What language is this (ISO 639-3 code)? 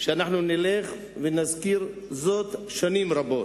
heb